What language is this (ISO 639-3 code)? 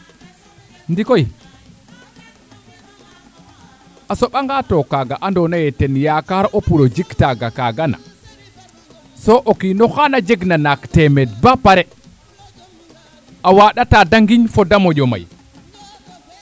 srr